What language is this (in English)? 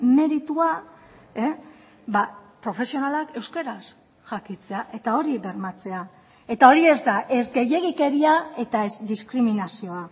Basque